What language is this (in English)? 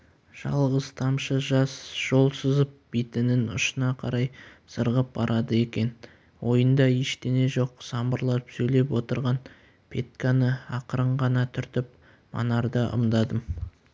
Kazakh